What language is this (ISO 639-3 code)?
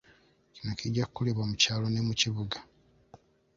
lug